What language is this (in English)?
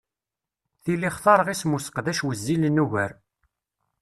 Kabyle